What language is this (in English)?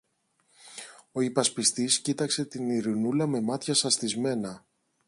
Greek